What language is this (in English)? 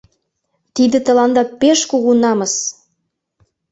Mari